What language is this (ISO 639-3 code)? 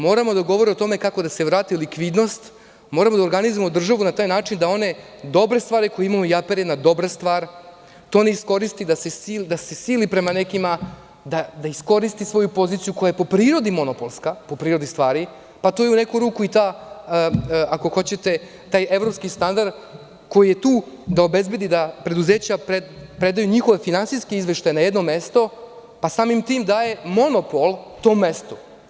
srp